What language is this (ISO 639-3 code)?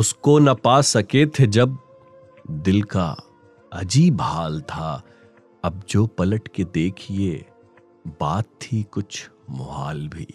hin